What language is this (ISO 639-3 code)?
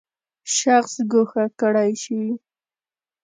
pus